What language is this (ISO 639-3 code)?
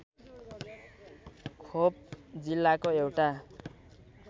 nep